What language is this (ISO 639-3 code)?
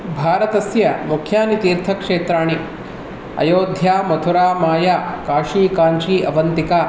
san